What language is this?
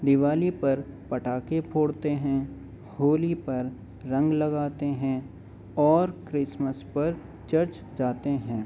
Urdu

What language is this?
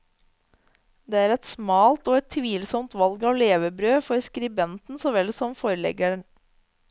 Norwegian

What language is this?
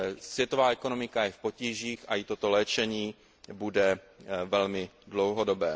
Czech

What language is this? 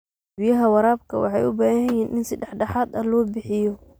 Somali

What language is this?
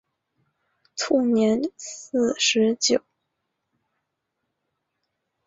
Chinese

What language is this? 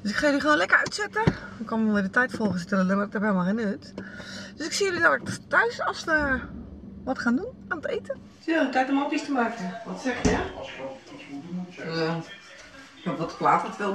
Dutch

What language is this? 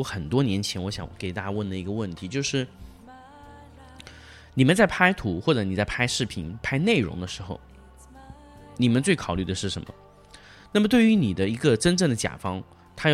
Chinese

